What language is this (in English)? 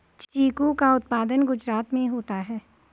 Hindi